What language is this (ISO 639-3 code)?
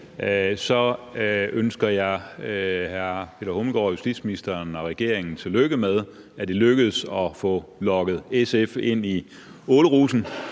dan